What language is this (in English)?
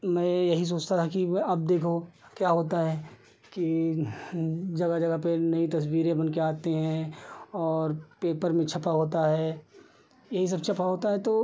Hindi